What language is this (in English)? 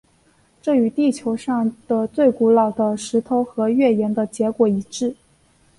Chinese